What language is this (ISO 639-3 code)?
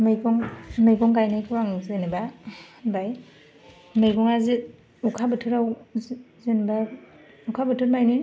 brx